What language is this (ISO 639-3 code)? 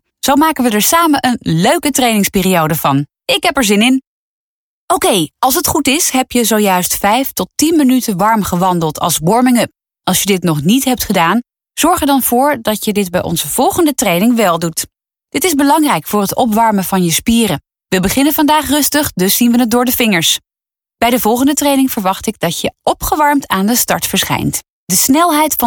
nld